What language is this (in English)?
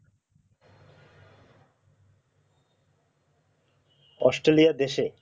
Bangla